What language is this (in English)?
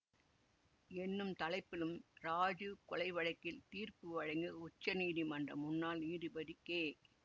Tamil